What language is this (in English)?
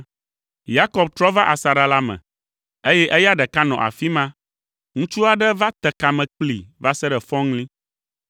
Ewe